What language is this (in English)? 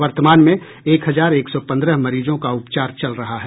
Hindi